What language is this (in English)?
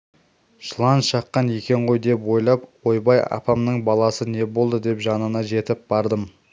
Kazakh